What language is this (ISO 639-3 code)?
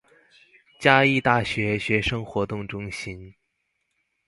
zho